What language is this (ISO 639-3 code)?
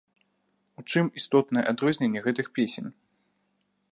bel